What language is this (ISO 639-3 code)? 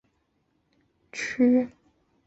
zho